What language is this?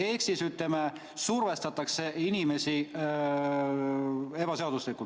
Estonian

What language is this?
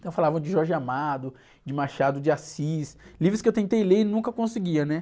Portuguese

